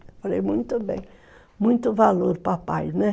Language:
Portuguese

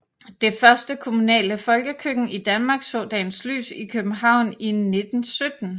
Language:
Danish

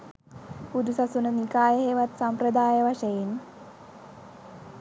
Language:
Sinhala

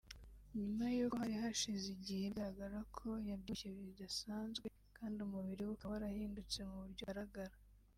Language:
Kinyarwanda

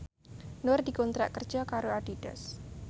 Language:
Javanese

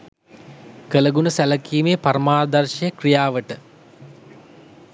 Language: Sinhala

